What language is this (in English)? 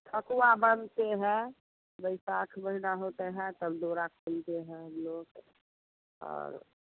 Hindi